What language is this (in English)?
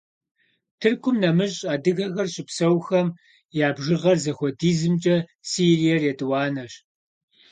Kabardian